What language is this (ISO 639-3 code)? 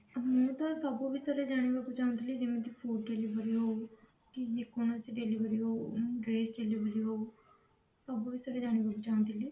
ori